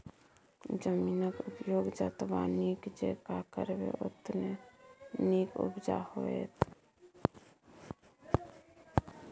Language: Maithili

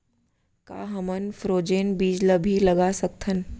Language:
Chhattisgarhi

